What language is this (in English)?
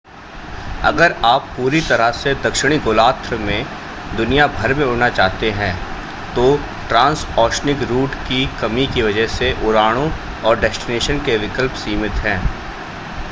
Hindi